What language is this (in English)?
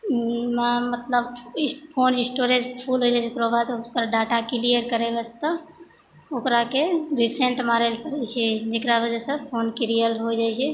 Maithili